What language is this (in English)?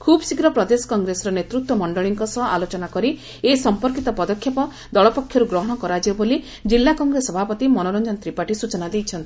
Odia